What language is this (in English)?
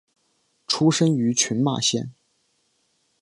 Chinese